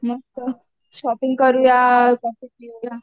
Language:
Marathi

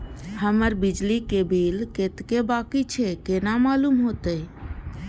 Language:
Maithili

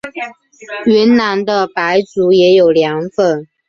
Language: Chinese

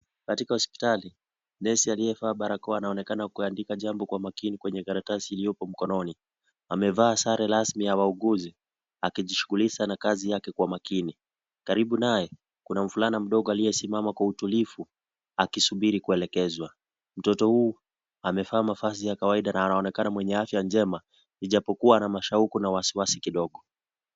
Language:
Swahili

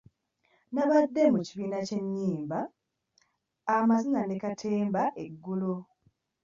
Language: Ganda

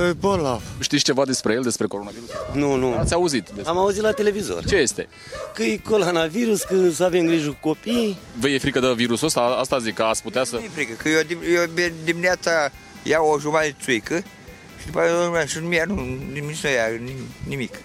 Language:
Romanian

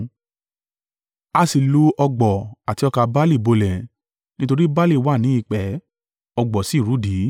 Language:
Yoruba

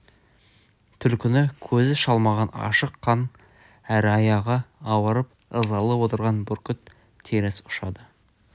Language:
Kazakh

